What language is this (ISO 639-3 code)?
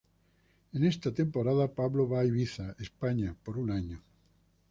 spa